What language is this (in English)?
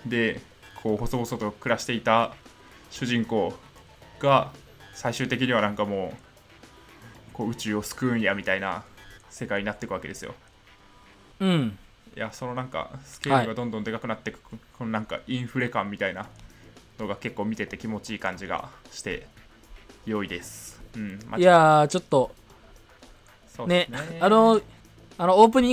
Japanese